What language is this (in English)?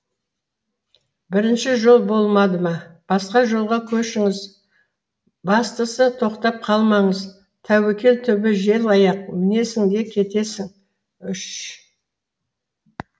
Kazakh